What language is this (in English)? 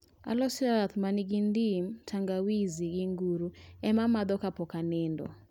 Luo (Kenya and Tanzania)